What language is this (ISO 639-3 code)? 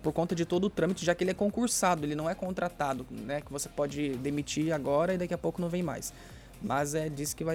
por